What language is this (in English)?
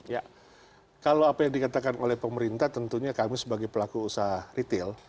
Indonesian